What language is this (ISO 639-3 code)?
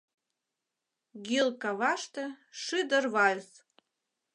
chm